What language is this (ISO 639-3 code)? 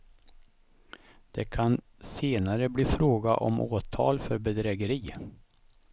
swe